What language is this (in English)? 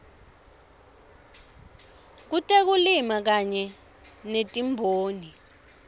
Swati